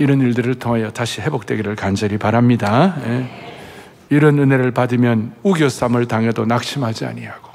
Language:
Korean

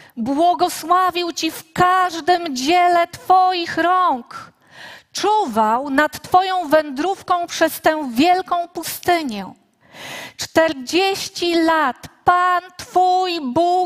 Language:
Polish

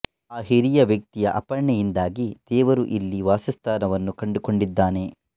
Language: Kannada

